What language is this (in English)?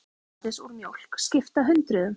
Icelandic